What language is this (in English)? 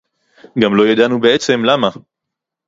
Hebrew